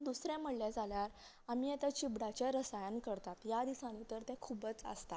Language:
Konkani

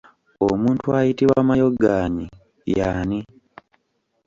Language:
Ganda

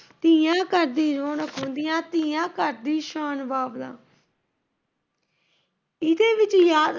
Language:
Punjabi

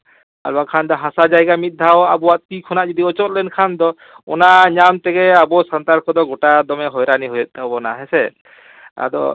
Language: Santali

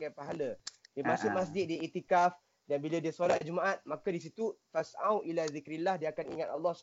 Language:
Malay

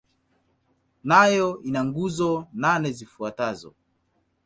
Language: Swahili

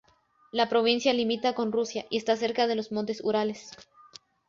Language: Spanish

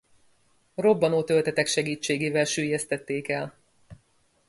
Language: Hungarian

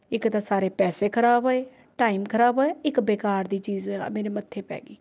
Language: Punjabi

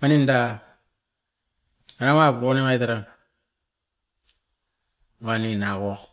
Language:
Askopan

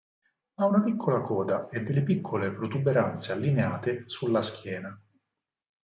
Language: Italian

